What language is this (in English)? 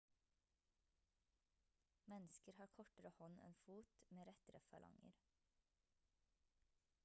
Norwegian Bokmål